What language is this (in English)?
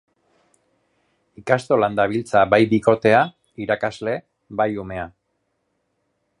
Basque